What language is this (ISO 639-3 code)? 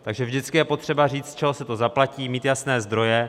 ces